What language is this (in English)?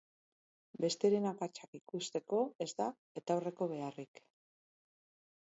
Basque